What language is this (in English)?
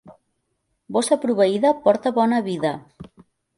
Catalan